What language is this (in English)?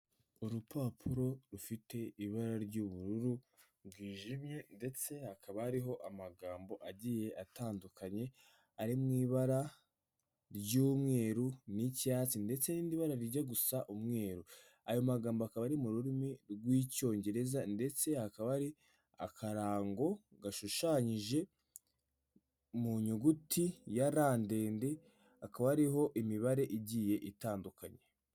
Kinyarwanda